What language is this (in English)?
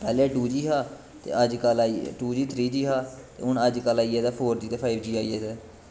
Dogri